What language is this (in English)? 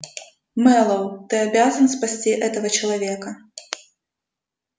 Russian